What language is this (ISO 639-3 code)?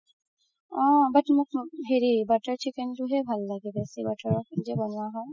asm